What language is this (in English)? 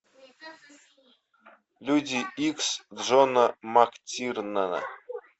Russian